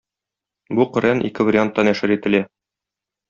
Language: Tatar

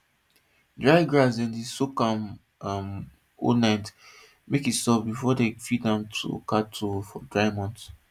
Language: Nigerian Pidgin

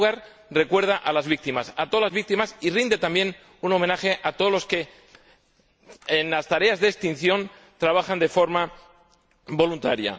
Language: Spanish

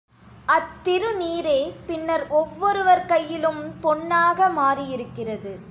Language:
Tamil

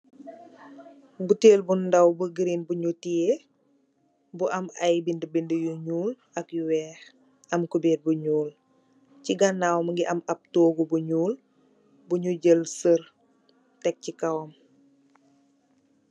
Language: Wolof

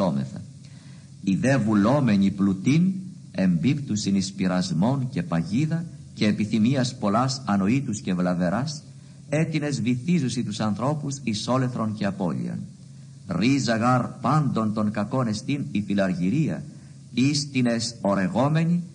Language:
Greek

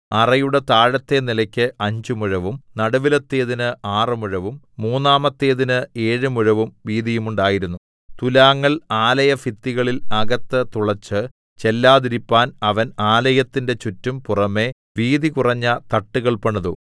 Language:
Malayalam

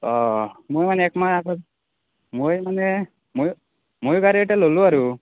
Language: Assamese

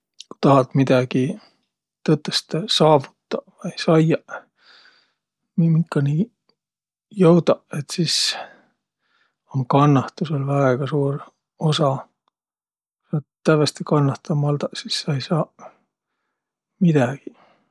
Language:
Võro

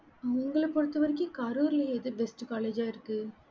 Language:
Tamil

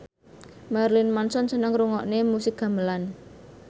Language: Javanese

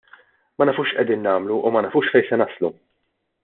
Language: Maltese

